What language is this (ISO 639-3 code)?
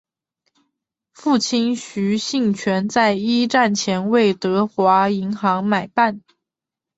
zho